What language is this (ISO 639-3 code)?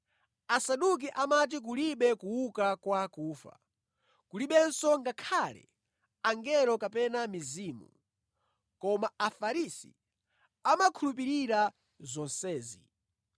nya